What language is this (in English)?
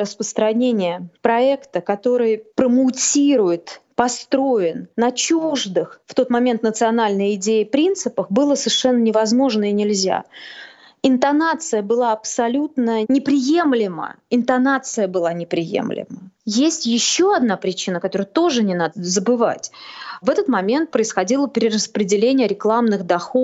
Russian